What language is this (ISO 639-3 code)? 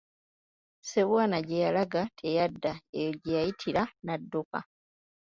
lug